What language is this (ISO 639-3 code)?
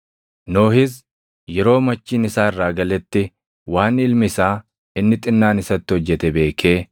orm